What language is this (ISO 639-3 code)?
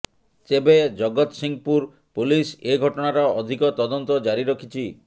ori